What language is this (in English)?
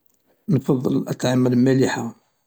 Algerian Arabic